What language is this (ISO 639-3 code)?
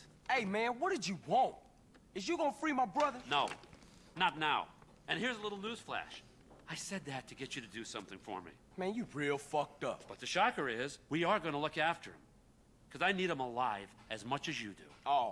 tur